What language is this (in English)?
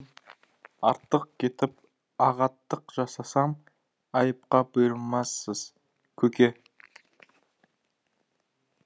Kazakh